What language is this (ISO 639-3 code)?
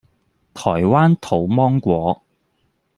yue